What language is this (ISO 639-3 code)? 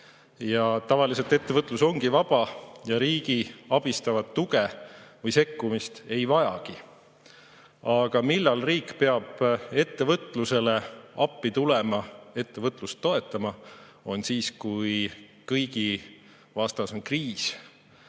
est